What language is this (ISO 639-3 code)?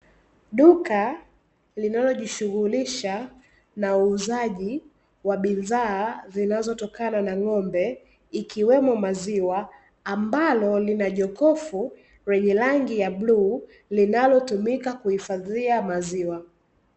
swa